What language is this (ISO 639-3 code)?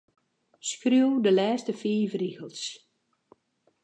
fry